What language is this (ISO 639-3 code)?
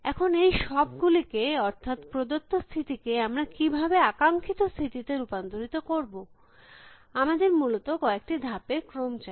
ben